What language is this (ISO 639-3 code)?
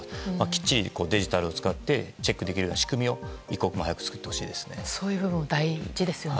jpn